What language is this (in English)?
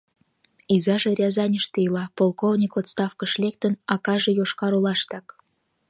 Mari